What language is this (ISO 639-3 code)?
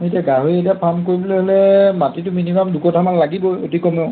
asm